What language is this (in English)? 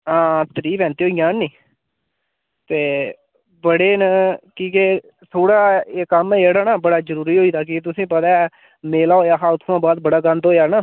Dogri